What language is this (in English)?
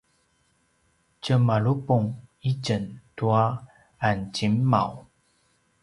Paiwan